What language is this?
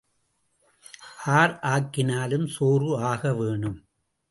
Tamil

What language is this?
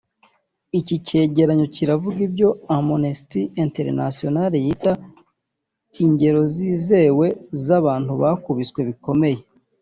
Kinyarwanda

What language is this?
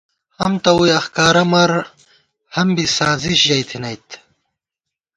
Gawar-Bati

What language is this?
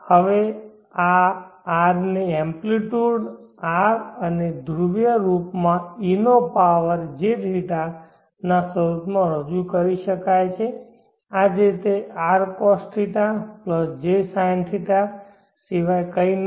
Gujarati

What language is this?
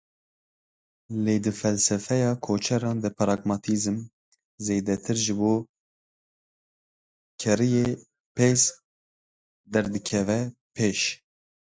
Kurdish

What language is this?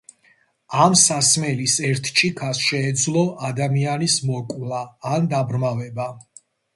Georgian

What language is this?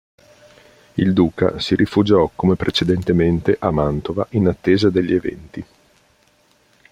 Italian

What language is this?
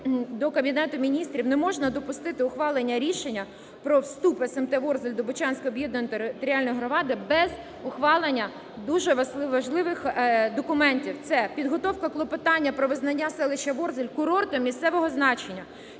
Ukrainian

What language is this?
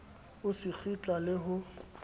Southern Sotho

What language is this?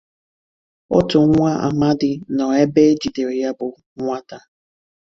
Igbo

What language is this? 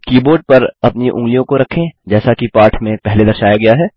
Hindi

